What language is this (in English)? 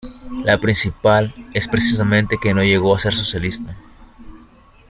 Spanish